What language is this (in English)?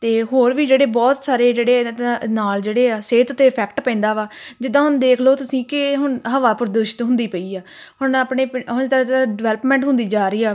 Punjabi